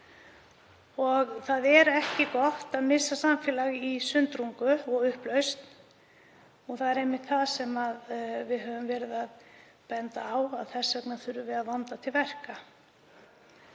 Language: Icelandic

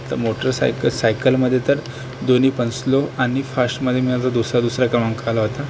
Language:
Marathi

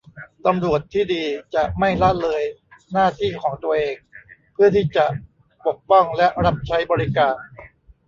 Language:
Thai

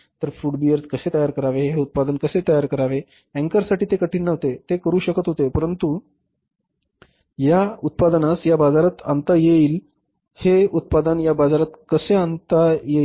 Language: Marathi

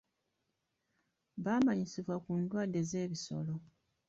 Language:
Ganda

